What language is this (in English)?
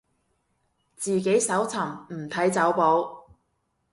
Cantonese